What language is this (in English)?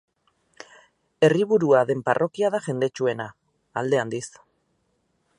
Basque